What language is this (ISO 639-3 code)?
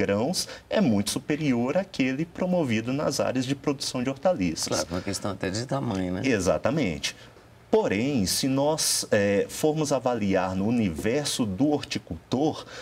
por